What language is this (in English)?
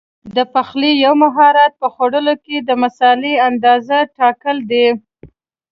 Pashto